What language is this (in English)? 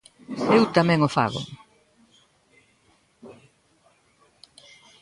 Galician